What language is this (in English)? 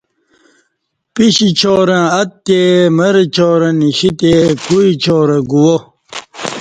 Kati